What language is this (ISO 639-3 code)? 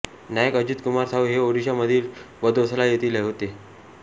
mar